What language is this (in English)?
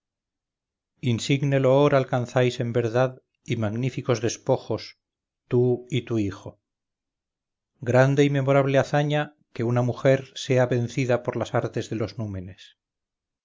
Spanish